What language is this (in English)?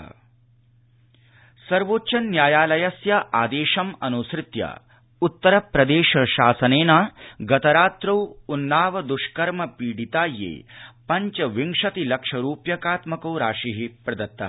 Sanskrit